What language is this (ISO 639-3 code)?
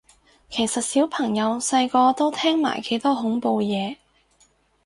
yue